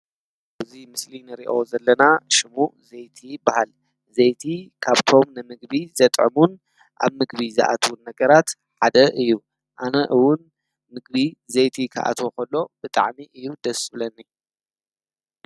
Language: Tigrinya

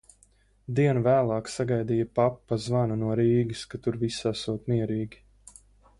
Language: Latvian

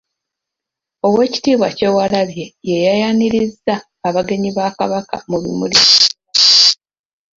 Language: Ganda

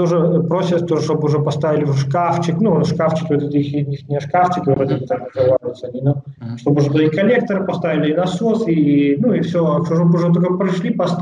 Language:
Russian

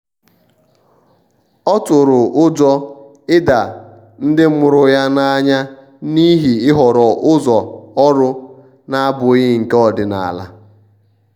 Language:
Igbo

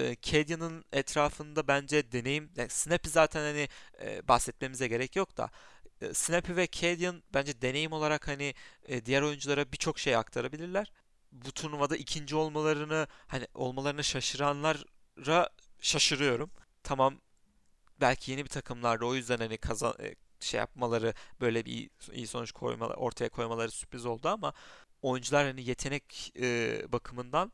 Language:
Turkish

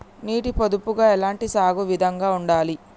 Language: Telugu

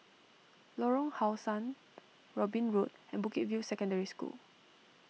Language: English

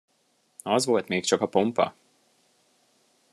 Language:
Hungarian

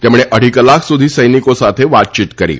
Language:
Gujarati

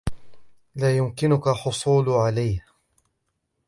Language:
Arabic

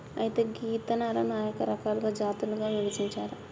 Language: Telugu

